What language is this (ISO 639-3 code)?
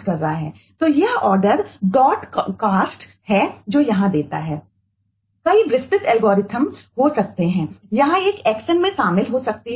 hin